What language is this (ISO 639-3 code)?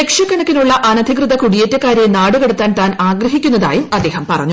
mal